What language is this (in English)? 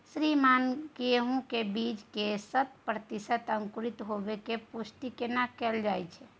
Maithili